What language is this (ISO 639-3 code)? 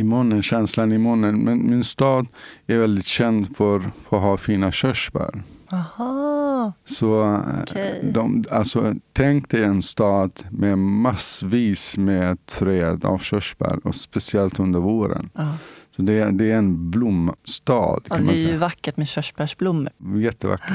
swe